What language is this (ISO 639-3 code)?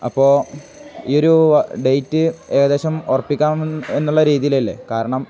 mal